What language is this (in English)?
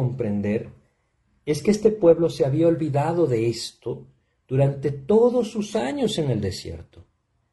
Spanish